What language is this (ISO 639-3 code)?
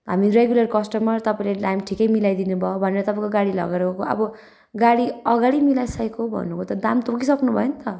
nep